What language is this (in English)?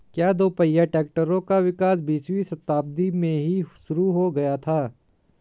Hindi